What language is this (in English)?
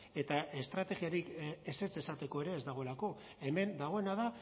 Basque